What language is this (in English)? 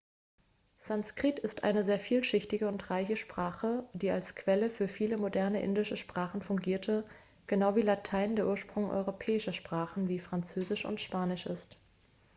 German